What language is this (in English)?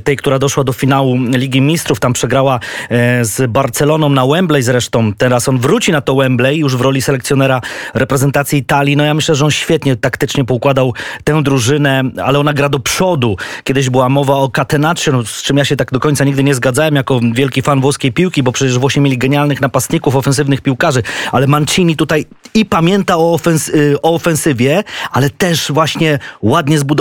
Polish